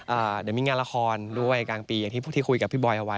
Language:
Thai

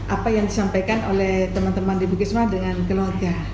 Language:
Indonesian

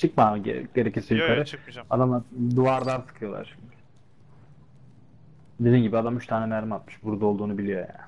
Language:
Turkish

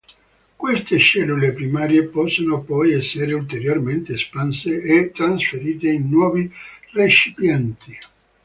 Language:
Italian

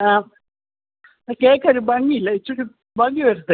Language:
Malayalam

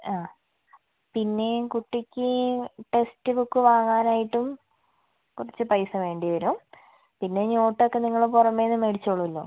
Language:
Malayalam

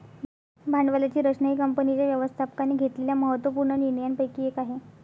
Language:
Marathi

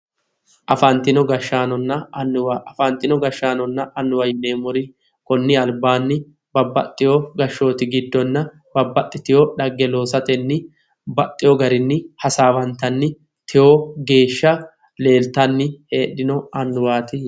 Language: Sidamo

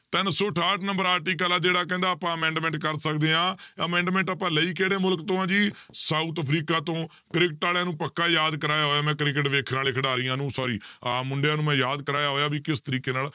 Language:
Punjabi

